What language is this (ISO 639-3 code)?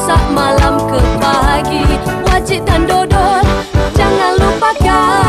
ind